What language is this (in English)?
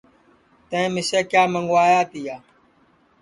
Sansi